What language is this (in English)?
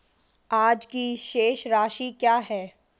Hindi